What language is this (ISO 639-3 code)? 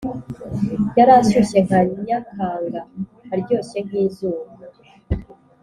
kin